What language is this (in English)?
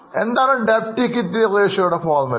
Malayalam